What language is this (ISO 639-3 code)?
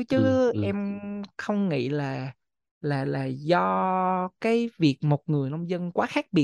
vie